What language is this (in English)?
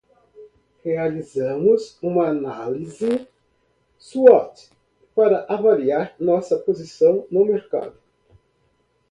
Portuguese